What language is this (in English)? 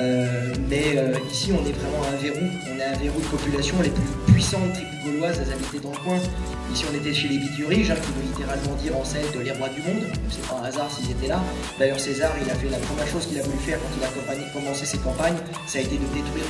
French